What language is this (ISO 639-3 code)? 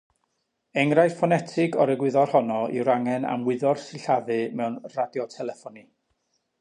cym